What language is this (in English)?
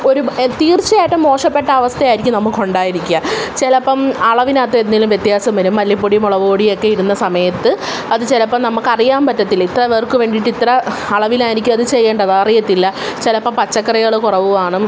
Malayalam